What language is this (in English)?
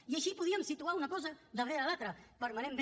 Catalan